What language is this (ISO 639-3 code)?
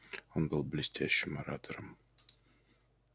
rus